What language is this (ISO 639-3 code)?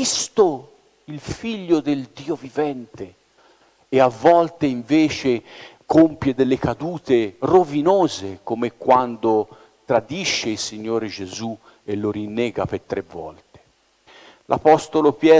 ita